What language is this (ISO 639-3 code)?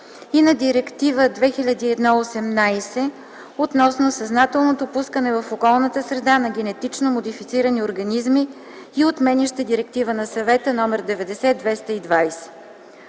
bul